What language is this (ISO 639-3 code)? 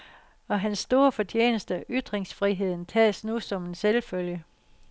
dan